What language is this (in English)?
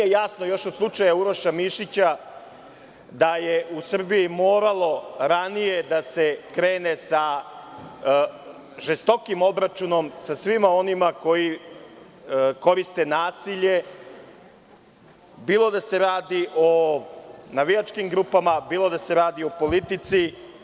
Serbian